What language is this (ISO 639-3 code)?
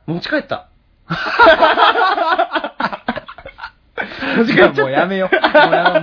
jpn